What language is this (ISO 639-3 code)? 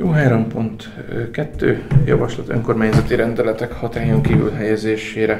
hun